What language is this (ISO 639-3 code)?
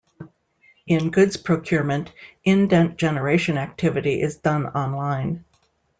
eng